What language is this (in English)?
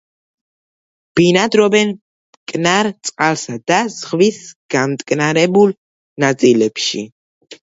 Georgian